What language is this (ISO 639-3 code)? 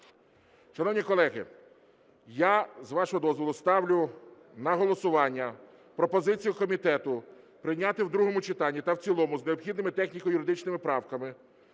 ukr